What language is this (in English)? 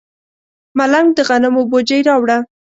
Pashto